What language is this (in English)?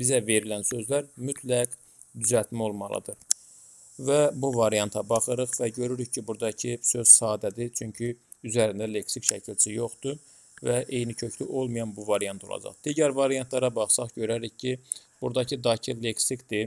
Turkish